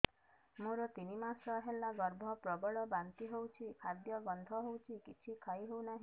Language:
Odia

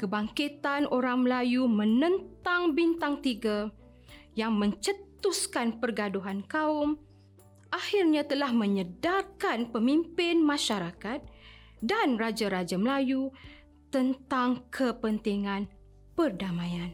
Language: Malay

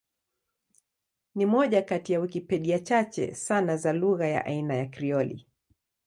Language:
Swahili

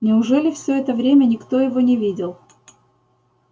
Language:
Russian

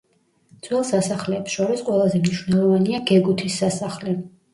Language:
Georgian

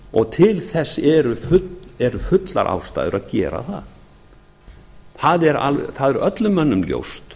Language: Icelandic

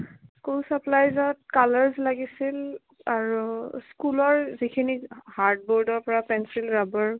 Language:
Assamese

